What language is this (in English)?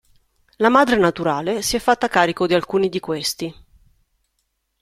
Italian